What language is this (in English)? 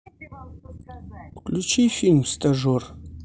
Russian